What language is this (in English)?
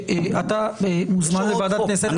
Hebrew